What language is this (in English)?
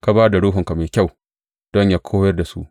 Hausa